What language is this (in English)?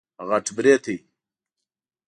Pashto